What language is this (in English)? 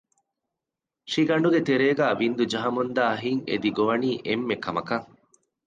Divehi